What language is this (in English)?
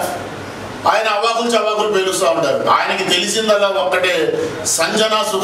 Telugu